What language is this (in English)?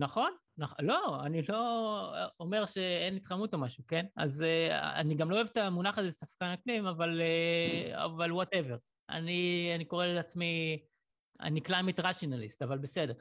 Hebrew